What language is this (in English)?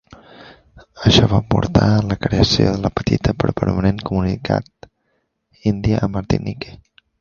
Catalan